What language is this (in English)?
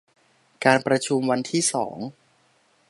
Thai